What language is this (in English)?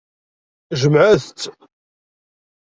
Kabyle